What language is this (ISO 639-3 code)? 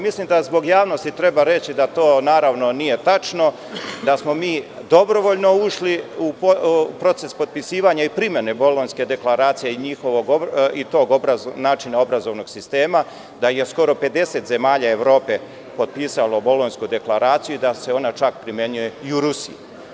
srp